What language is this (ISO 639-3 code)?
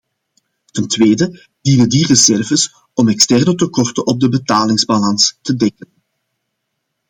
nld